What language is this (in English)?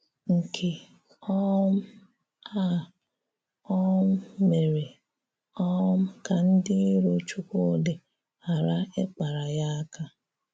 Igbo